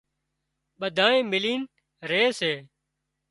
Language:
Wadiyara Koli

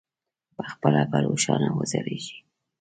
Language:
Pashto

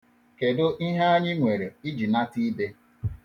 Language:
Igbo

